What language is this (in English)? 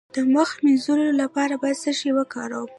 Pashto